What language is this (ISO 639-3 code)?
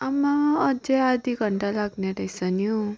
nep